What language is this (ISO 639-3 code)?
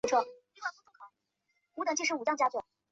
zho